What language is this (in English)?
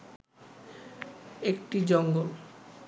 Bangla